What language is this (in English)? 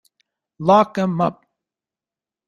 English